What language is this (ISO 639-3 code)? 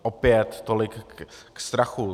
ces